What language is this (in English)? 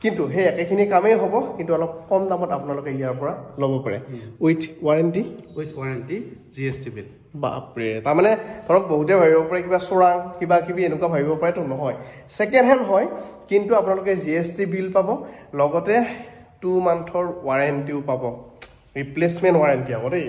Indonesian